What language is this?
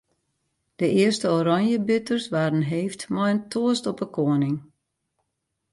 Western Frisian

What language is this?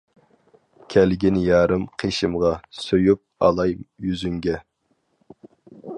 Uyghur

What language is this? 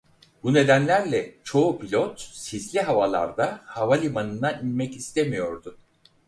Turkish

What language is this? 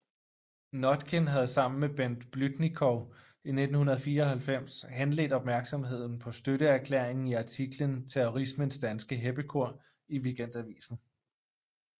Danish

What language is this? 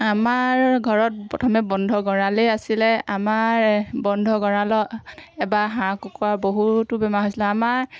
Assamese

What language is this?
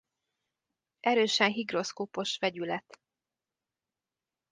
Hungarian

